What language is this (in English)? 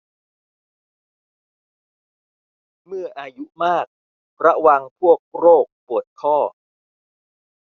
Thai